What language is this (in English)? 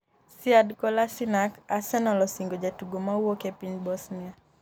Luo (Kenya and Tanzania)